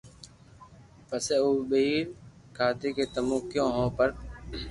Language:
Loarki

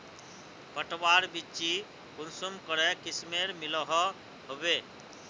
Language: Magahi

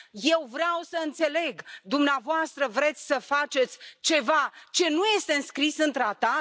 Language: Romanian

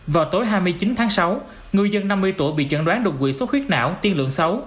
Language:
Vietnamese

